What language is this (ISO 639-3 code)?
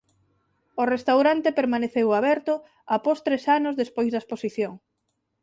glg